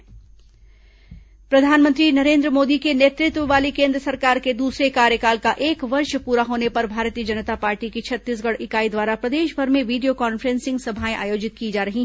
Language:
Hindi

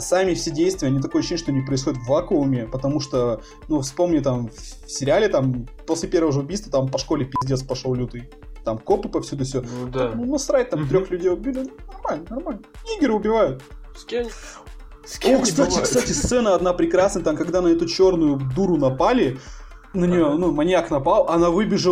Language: Russian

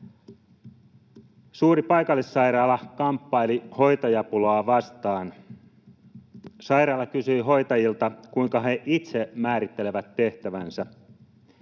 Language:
Finnish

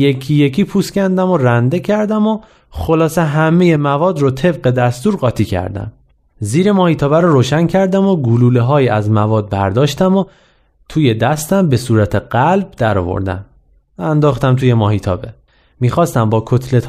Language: Persian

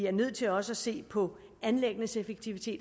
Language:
Danish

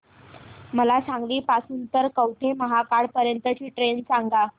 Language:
Marathi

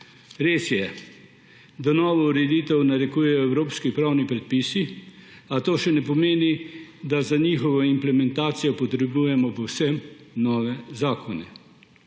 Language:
Slovenian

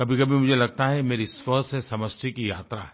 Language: Hindi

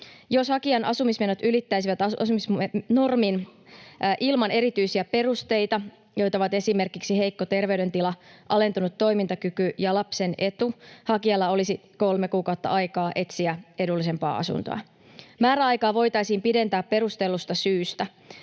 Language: Finnish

